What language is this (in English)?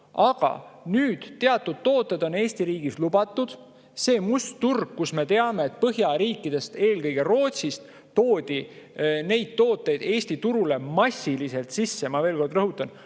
Estonian